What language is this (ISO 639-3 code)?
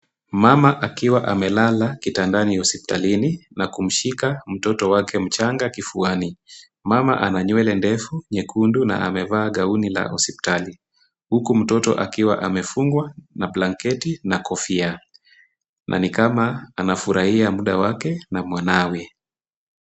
swa